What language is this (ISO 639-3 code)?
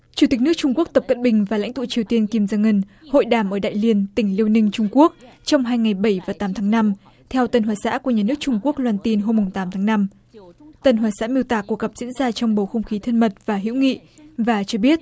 vie